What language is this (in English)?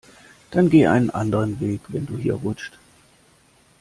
German